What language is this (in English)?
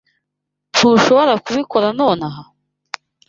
Kinyarwanda